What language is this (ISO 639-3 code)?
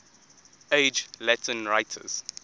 eng